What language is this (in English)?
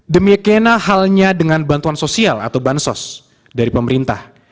Indonesian